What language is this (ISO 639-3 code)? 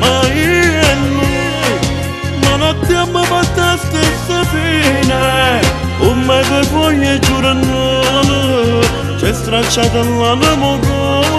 ron